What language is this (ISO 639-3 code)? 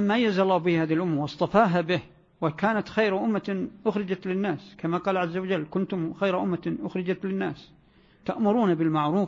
ara